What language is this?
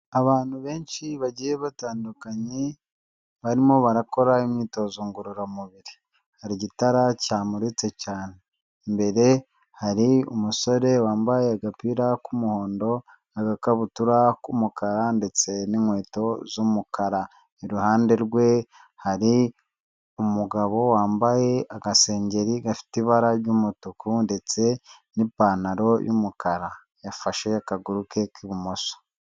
Kinyarwanda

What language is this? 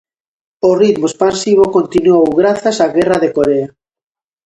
Galician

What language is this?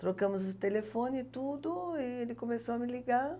Portuguese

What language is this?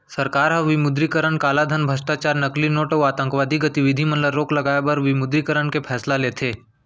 Chhattisgarhi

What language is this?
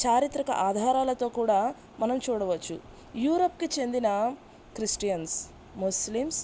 Telugu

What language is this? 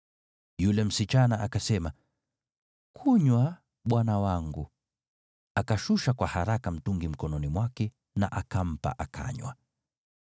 Swahili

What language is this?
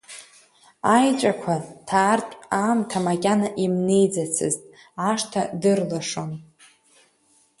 Abkhazian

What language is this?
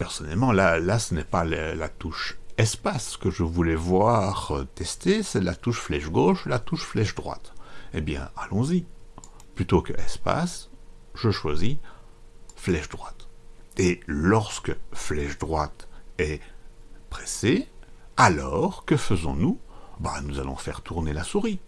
French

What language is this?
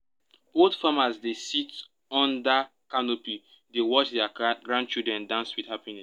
Nigerian Pidgin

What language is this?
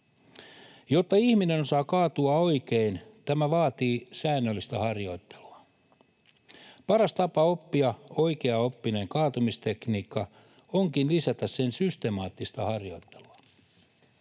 Finnish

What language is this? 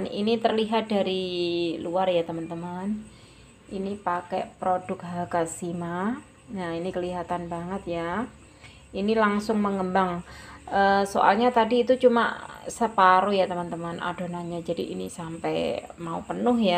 Indonesian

